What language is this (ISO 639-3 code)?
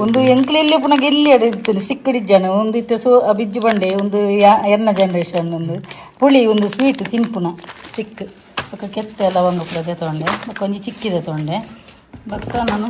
kan